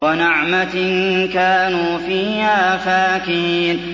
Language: Arabic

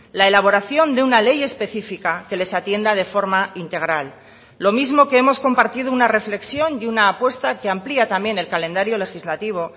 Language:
Spanish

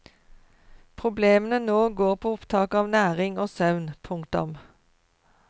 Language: Norwegian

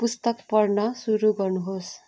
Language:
Nepali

